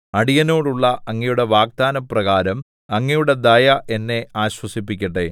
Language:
Malayalam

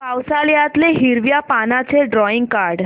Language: Marathi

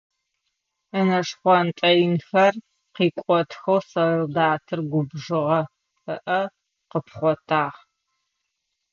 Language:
Adyghe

